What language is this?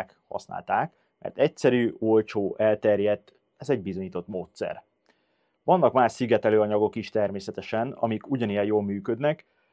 Hungarian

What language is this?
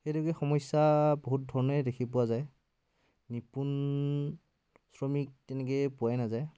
Assamese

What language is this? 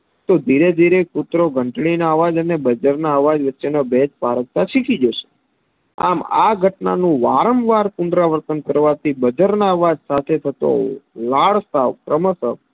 Gujarati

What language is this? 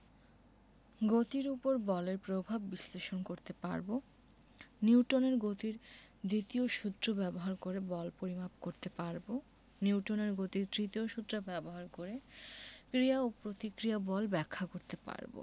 Bangla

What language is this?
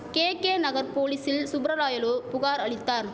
Tamil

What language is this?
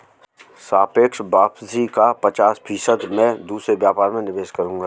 Hindi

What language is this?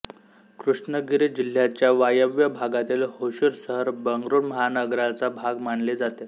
Marathi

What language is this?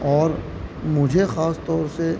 Urdu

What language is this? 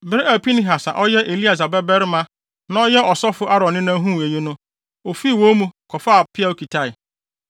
Akan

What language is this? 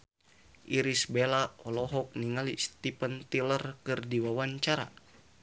Sundanese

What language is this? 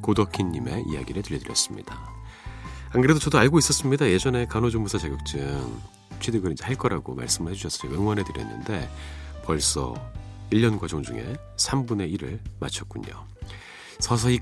Korean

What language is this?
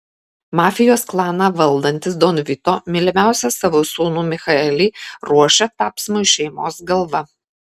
Lithuanian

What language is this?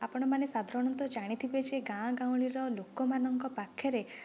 Odia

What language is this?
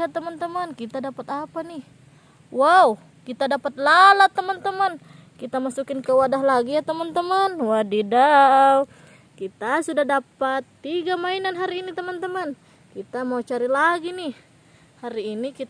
Indonesian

